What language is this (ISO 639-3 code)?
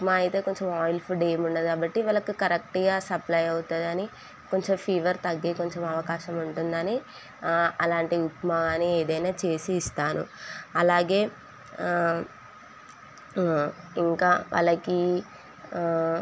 tel